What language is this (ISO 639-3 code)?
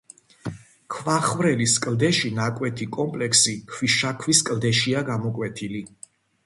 kat